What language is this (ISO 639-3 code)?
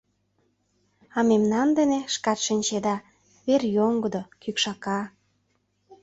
chm